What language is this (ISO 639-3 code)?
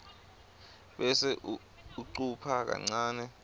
ssw